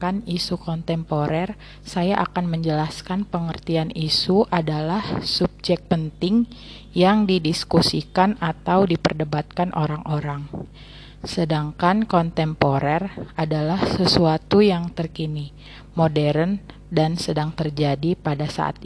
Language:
Indonesian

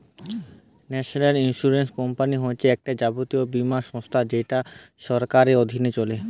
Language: Bangla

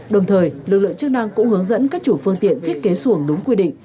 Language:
Vietnamese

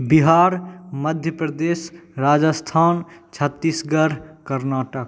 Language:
Maithili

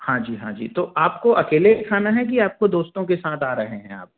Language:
Hindi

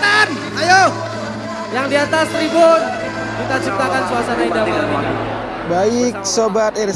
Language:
Indonesian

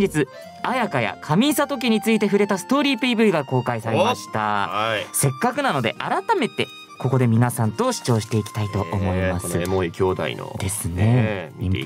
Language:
Japanese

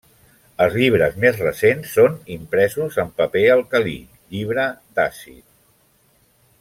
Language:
Catalan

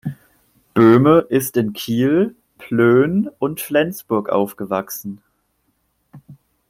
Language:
German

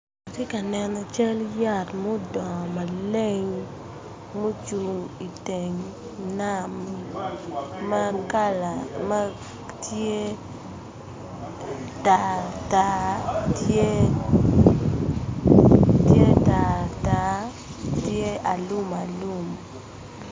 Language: Acoli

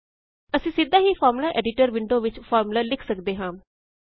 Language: Punjabi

